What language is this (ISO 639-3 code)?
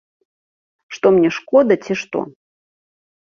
bel